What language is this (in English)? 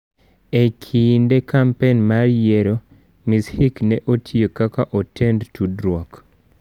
Luo (Kenya and Tanzania)